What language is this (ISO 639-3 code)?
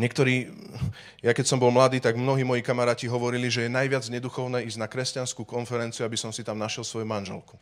slk